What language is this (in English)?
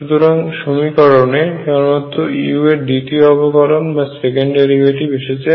Bangla